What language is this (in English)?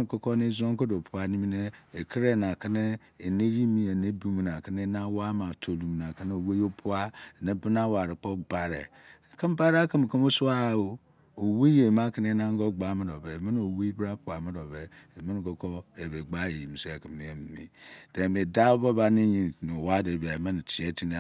Izon